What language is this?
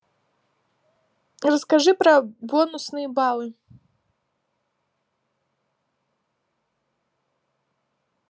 Russian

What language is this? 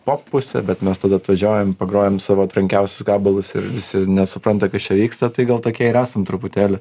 Lithuanian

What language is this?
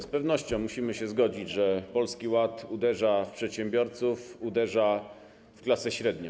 Polish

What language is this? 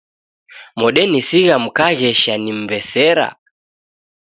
Taita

